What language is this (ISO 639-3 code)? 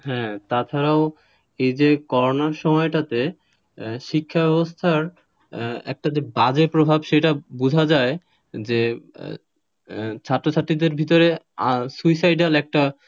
ben